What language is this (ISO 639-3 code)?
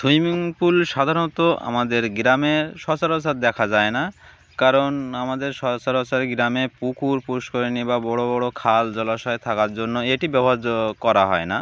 ben